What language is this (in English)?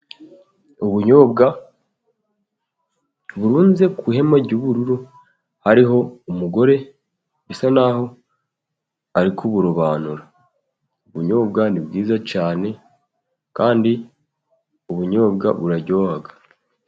Kinyarwanda